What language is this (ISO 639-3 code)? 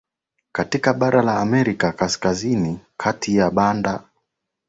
swa